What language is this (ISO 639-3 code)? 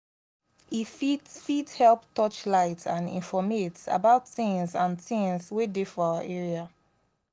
pcm